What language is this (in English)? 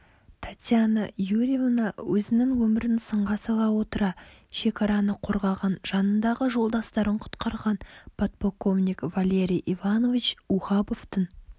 Kazakh